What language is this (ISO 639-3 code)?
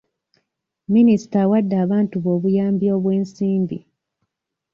lug